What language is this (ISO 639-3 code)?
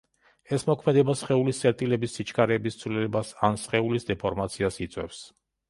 kat